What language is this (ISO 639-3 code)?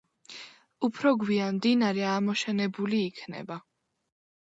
kat